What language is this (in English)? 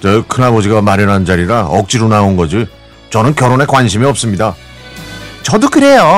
Korean